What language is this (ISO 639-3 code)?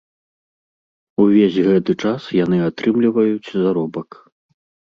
bel